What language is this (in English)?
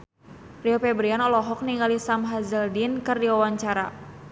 Sundanese